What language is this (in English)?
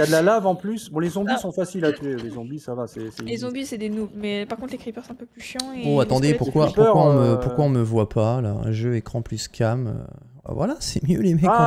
French